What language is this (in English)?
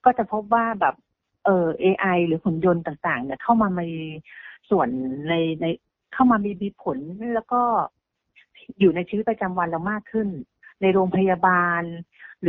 Thai